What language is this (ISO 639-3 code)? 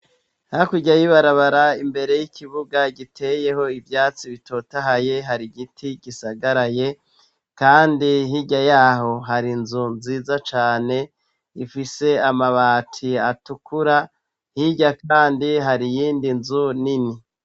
run